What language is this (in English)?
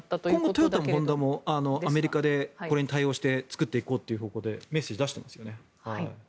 Japanese